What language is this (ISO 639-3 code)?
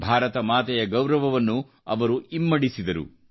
kan